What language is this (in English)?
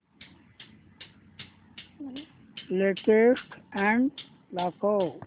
Marathi